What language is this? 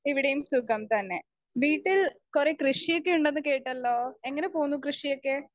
Malayalam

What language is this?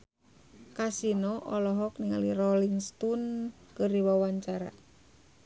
Sundanese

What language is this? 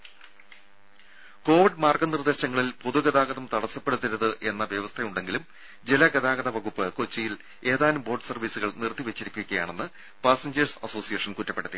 Malayalam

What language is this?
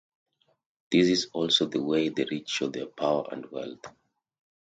English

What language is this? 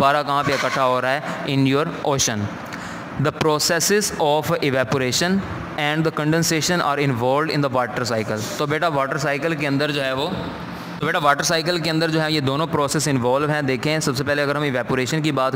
Hindi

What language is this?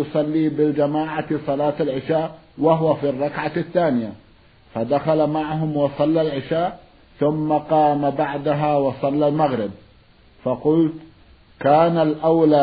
Arabic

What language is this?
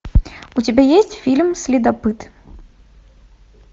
Russian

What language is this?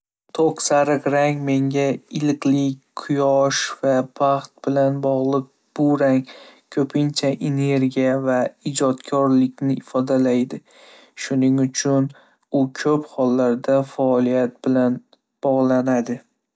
Uzbek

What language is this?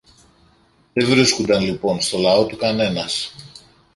Greek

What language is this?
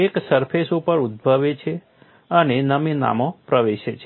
Gujarati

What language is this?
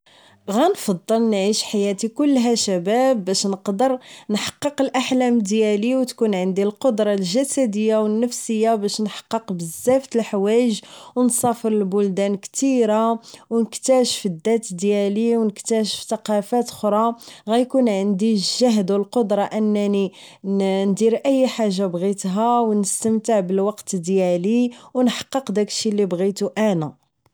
Moroccan Arabic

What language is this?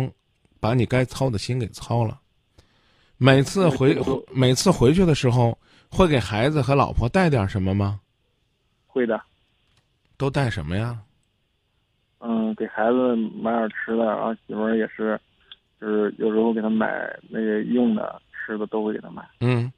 Chinese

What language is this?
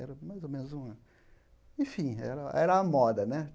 Portuguese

